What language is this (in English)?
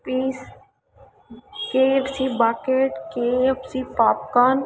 Kannada